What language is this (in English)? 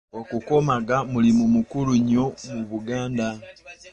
Ganda